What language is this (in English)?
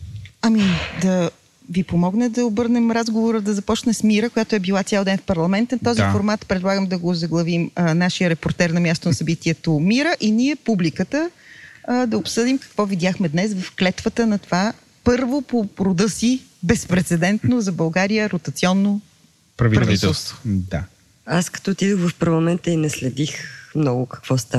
Bulgarian